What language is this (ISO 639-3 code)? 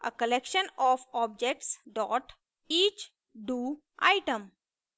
hin